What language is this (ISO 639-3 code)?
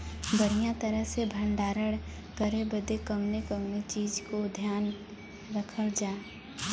bho